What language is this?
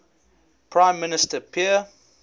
English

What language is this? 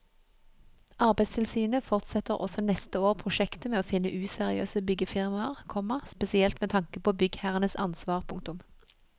Norwegian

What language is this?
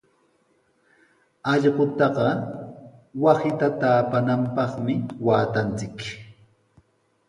Sihuas Ancash Quechua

